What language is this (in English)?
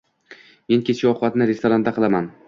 Uzbek